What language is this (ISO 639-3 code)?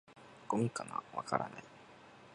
jpn